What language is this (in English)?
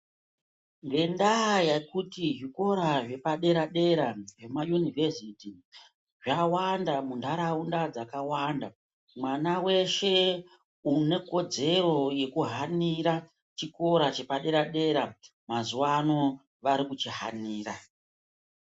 Ndau